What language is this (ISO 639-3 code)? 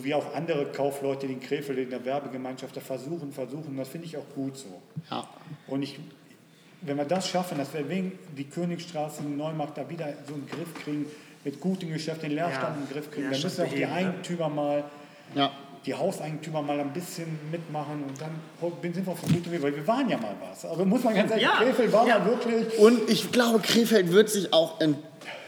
deu